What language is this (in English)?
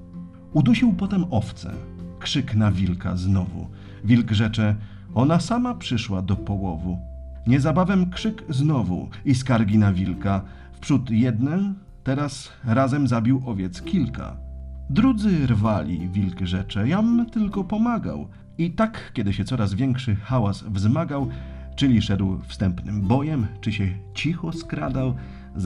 Polish